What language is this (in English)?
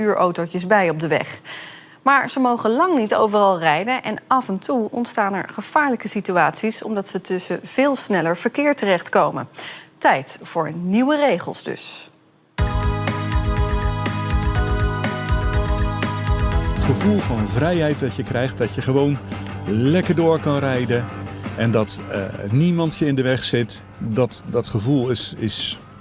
Dutch